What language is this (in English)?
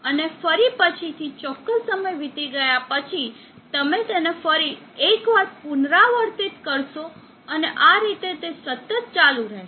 Gujarati